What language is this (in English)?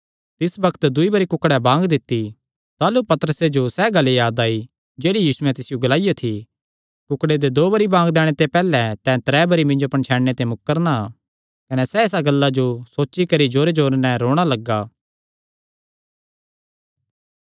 Kangri